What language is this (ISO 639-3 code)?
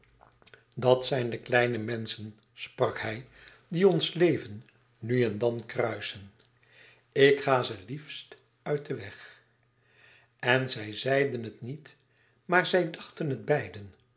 nld